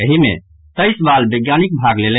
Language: Maithili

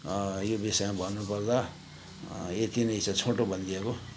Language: Nepali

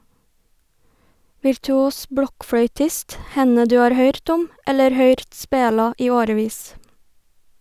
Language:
Norwegian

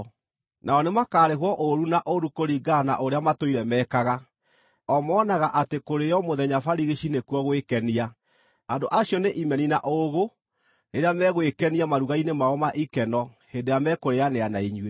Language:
Kikuyu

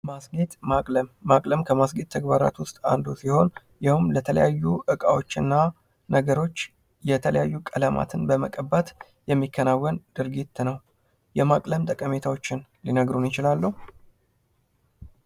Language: Amharic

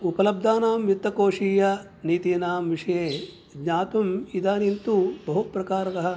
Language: Sanskrit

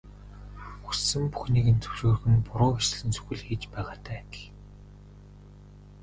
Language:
Mongolian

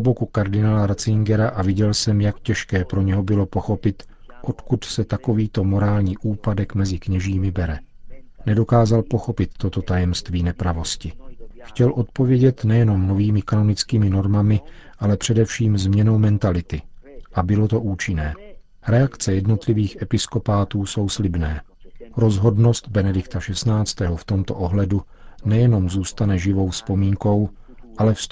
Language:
Czech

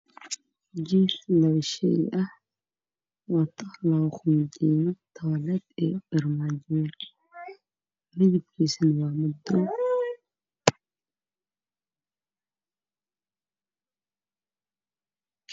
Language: Somali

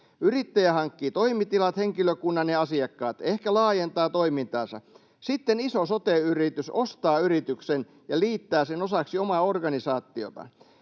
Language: Finnish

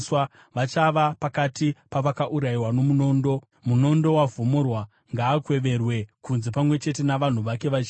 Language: Shona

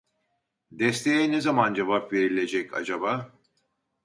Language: Turkish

